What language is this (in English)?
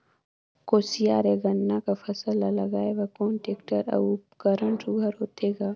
Chhattisgarhi